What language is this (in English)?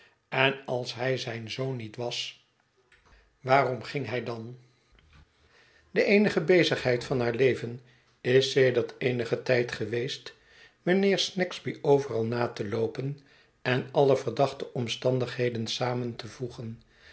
Dutch